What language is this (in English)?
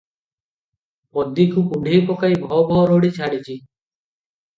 Odia